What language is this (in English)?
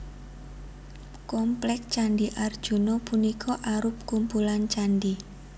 Javanese